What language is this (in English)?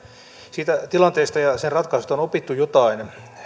Finnish